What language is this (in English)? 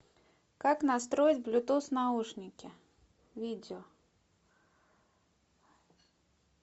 Russian